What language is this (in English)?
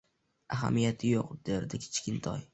Uzbek